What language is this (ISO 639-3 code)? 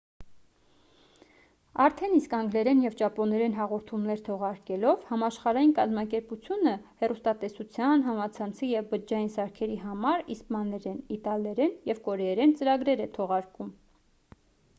hye